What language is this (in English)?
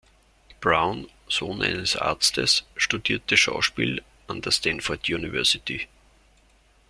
German